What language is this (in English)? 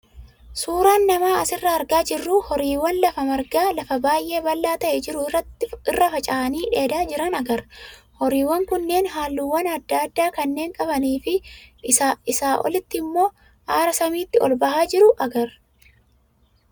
Oromo